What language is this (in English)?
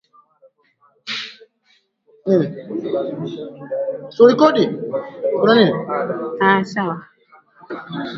Swahili